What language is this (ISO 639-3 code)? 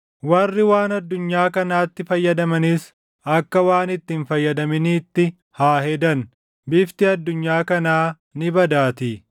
orm